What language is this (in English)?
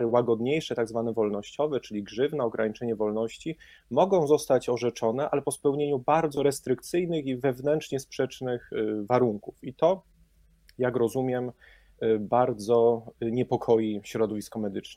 Polish